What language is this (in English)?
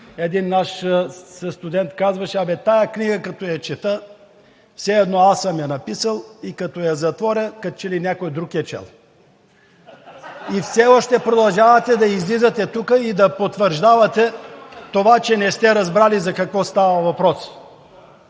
Bulgarian